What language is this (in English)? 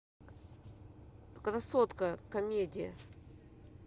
Russian